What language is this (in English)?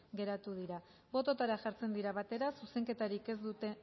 Basque